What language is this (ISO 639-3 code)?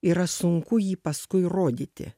lit